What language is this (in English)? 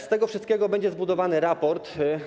Polish